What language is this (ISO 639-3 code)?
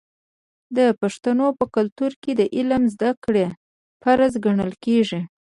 pus